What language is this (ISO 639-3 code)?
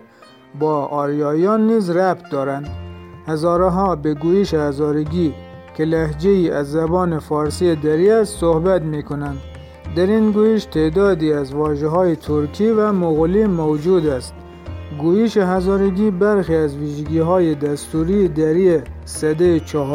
fas